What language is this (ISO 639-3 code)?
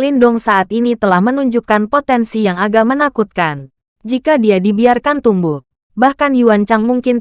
ind